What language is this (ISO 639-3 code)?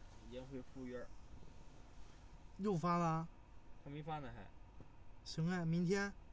zho